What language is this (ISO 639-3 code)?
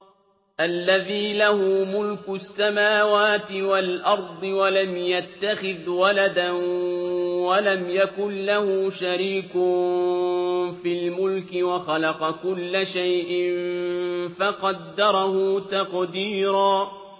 ara